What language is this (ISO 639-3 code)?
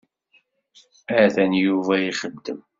kab